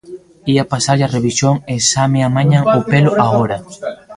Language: Galician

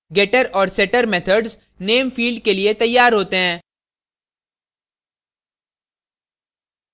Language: Hindi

